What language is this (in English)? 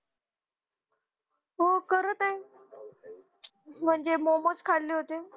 Marathi